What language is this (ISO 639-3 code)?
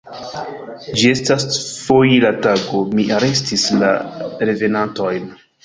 epo